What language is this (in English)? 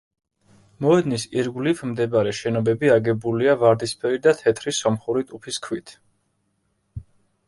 Georgian